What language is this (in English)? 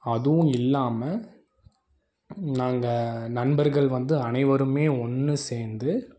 Tamil